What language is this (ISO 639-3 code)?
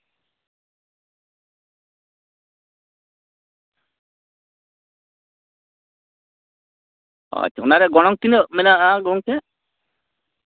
sat